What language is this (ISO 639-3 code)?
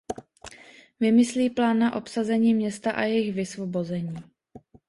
ces